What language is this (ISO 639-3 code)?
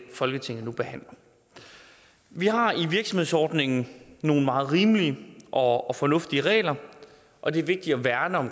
dan